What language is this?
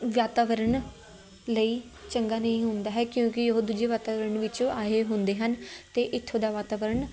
Punjabi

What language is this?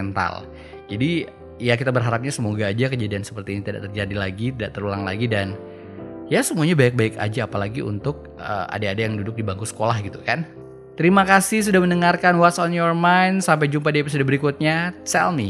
Indonesian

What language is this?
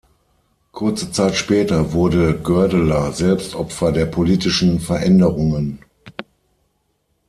German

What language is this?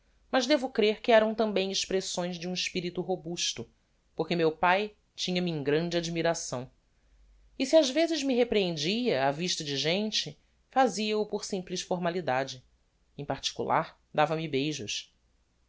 Portuguese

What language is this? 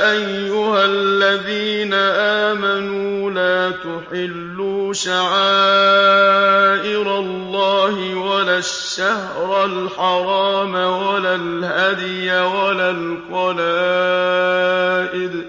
Arabic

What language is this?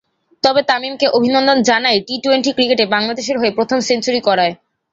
Bangla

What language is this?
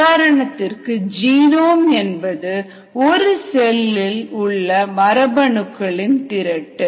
Tamil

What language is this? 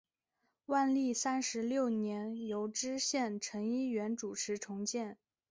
Chinese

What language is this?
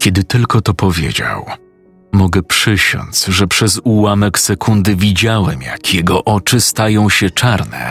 Polish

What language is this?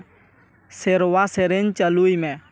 Santali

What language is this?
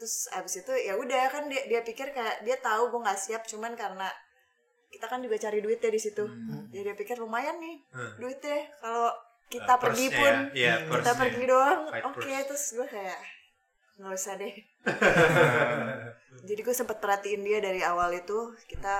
Indonesian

